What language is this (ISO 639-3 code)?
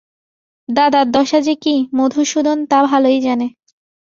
ben